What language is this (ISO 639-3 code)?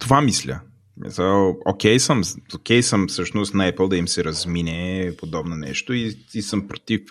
bul